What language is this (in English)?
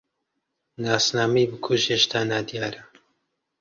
Central Kurdish